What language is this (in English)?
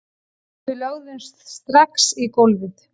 Icelandic